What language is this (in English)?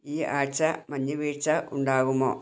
Malayalam